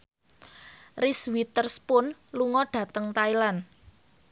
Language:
Javanese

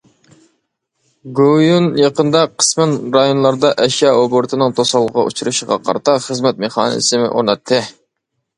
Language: Uyghur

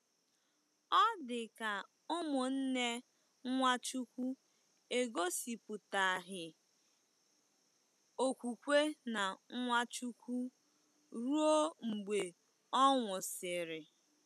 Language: Igbo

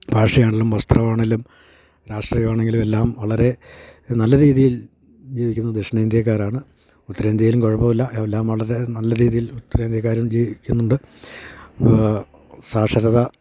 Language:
Malayalam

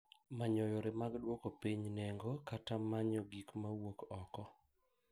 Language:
Luo (Kenya and Tanzania)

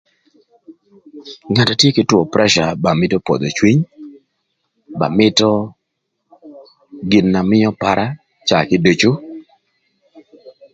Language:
Thur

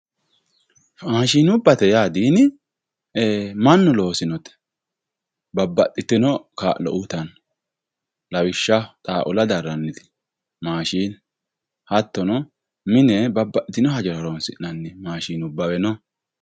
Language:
Sidamo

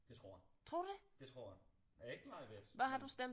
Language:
Danish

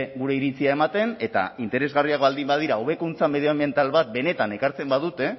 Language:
Basque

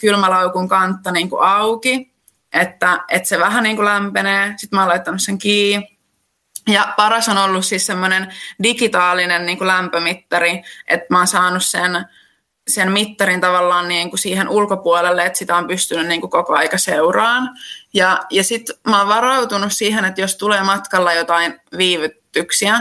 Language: Finnish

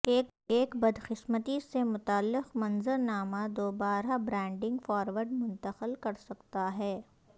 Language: Urdu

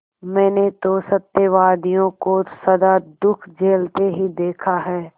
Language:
Hindi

